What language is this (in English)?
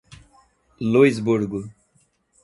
Portuguese